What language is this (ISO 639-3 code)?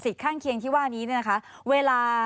tha